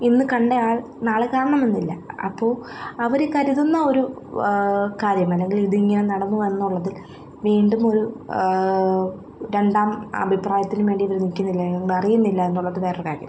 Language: Malayalam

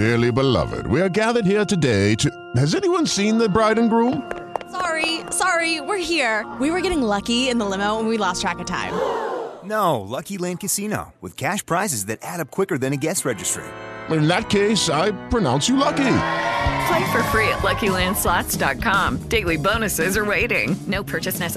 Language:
Spanish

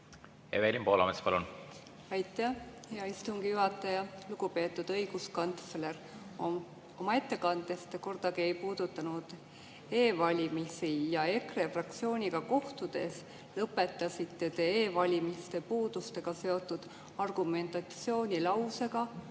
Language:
Estonian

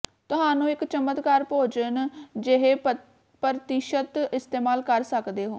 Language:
Punjabi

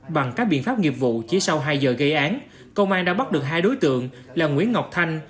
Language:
Vietnamese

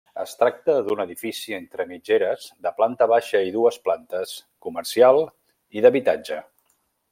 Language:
Catalan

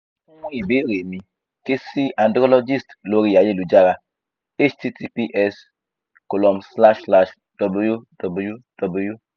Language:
Yoruba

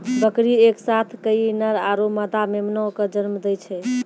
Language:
Maithili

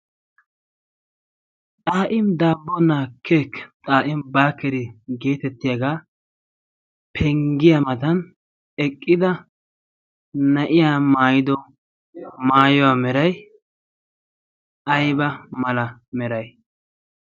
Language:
Wolaytta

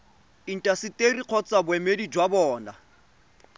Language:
Tswana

